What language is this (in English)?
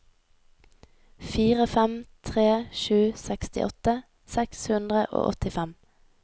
Norwegian